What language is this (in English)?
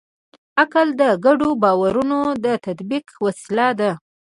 Pashto